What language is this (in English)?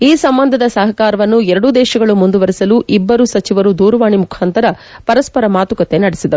Kannada